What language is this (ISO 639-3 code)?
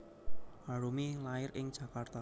jav